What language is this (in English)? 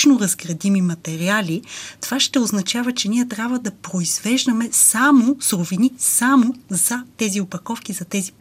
Bulgarian